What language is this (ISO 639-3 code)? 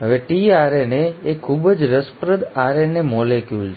guj